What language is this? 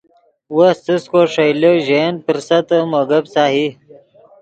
Yidgha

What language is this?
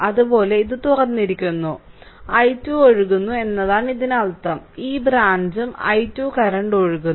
Malayalam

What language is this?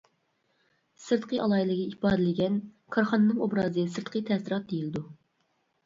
Uyghur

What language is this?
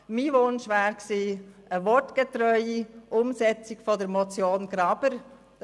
Swiss German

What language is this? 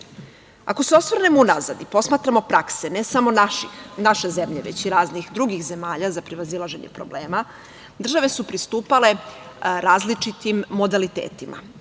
Serbian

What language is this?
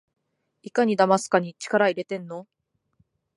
Japanese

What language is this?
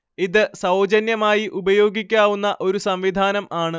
Malayalam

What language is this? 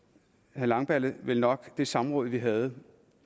Danish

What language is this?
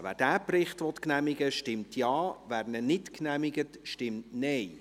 Swiss German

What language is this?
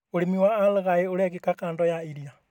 Kikuyu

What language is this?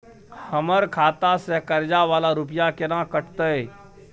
Maithili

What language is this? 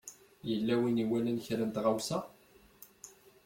Kabyle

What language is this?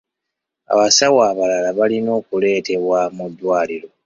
Ganda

